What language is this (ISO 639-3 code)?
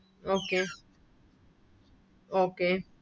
mal